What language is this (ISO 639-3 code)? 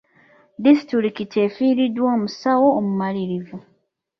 lug